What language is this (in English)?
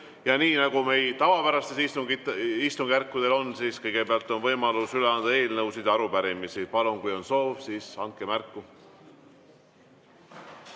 Estonian